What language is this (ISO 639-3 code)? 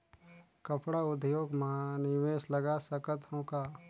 hne